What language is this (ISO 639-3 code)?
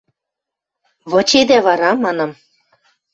mrj